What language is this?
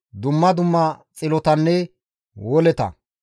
Gamo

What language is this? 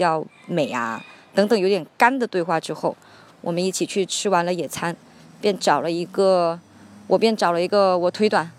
Chinese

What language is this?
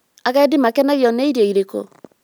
Kikuyu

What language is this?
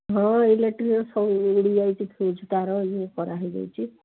Odia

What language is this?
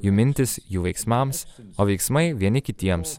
Lithuanian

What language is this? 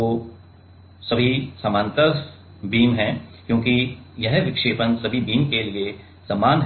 Hindi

